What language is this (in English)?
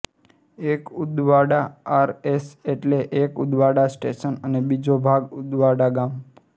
Gujarati